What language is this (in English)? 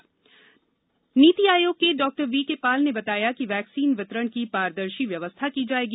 Hindi